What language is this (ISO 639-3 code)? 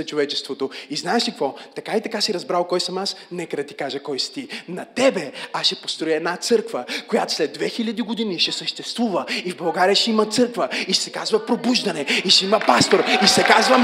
bul